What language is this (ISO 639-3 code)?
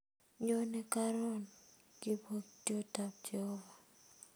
kln